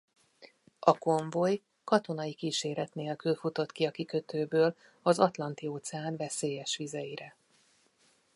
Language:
Hungarian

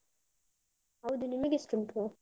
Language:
Kannada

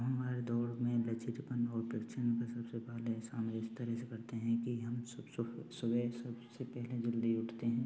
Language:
Hindi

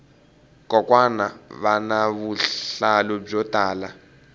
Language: Tsonga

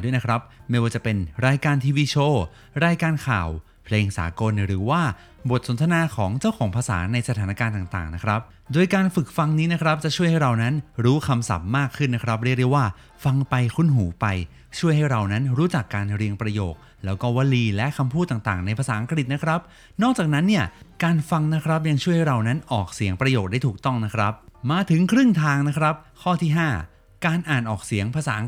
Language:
Thai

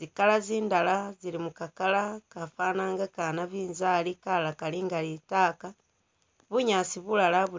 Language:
Masaaba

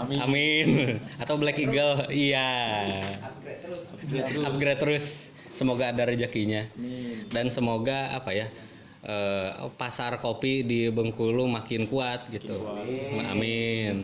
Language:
Indonesian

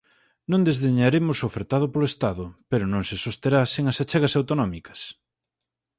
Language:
Galician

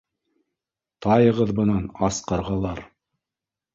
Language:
Bashkir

